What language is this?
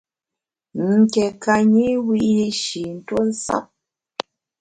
Bamun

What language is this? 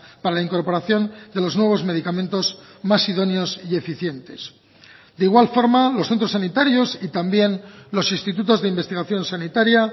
Spanish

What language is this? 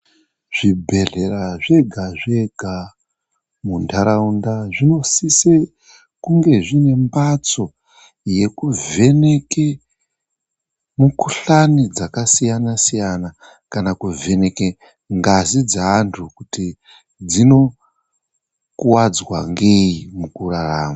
Ndau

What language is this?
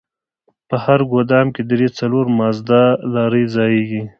Pashto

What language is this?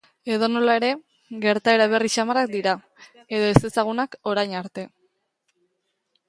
Basque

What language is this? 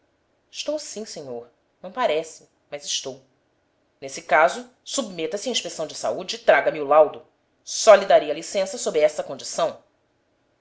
Portuguese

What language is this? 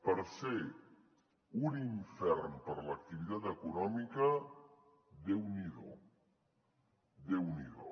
Catalan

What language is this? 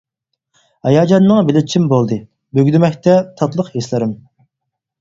Uyghur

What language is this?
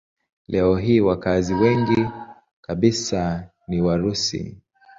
Swahili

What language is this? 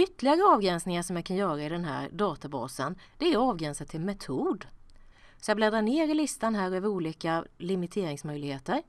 Swedish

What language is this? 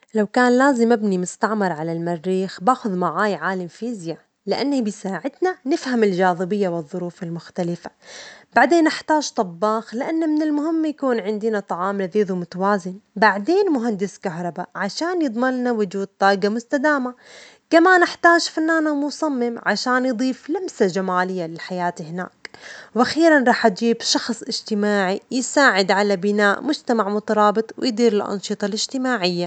Omani Arabic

